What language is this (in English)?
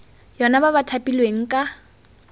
Tswana